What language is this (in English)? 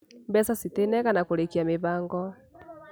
Kikuyu